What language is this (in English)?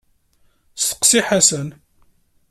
Kabyle